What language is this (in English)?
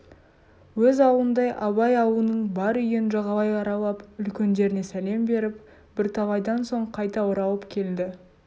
Kazakh